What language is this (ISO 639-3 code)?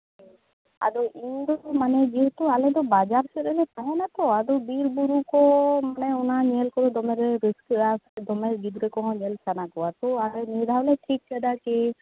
sat